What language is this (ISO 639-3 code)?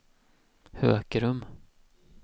swe